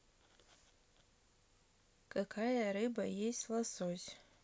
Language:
Russian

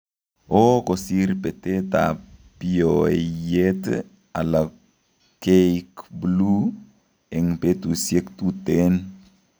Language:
Kalenjin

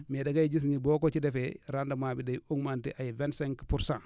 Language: Wolof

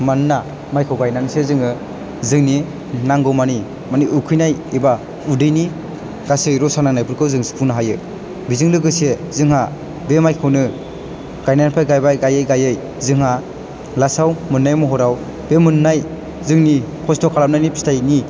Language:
Bodo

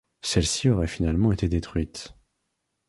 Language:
French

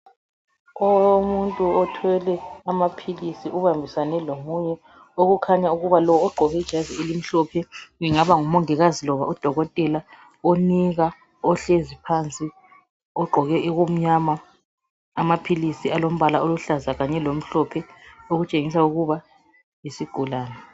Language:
North Ndebele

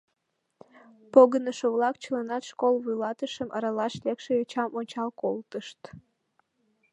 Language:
Mari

